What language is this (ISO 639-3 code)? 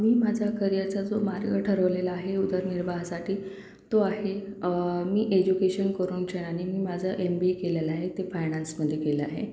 mar